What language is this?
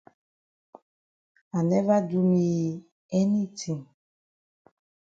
Cameroon Pidgin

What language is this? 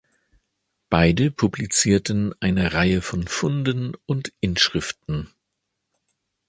German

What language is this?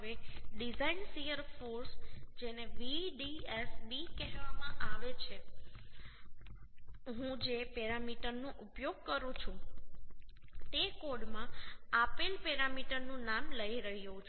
Gujarati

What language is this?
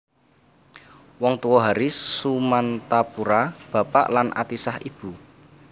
Javanese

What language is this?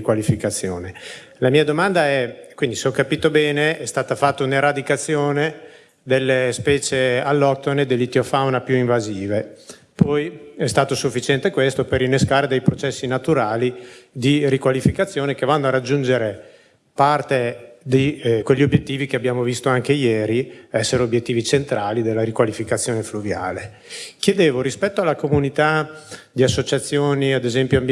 Italian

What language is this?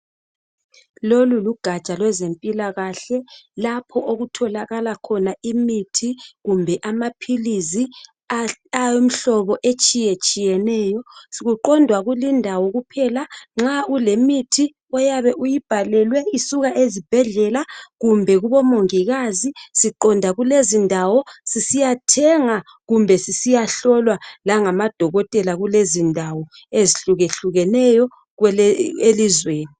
North Ndebele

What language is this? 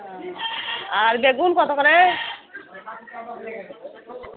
Bangla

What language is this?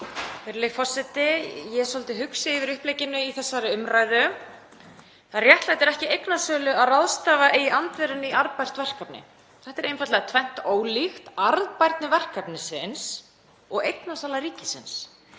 Icelandic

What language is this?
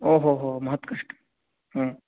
Sanskrit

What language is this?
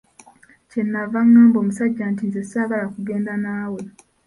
Ganda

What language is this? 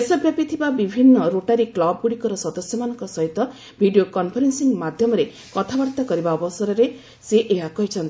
Odia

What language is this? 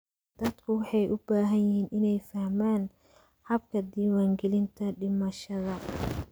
Somali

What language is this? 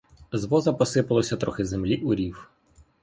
Ukrainian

